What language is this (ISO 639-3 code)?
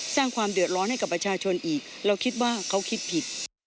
tha